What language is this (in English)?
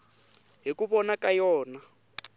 Tsonga